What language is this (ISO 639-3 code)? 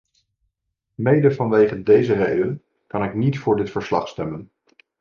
nld